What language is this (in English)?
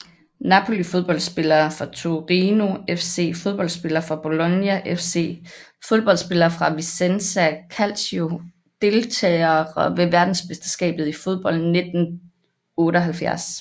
Danish